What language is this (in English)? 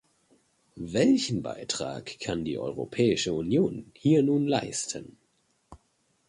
German